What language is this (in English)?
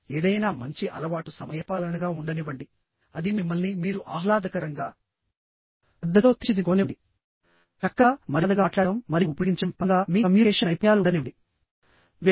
Telugu